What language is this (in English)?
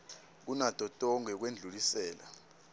Swati